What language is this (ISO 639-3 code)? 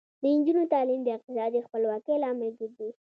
pus